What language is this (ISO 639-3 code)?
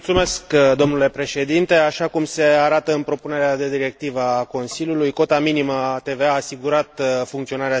ron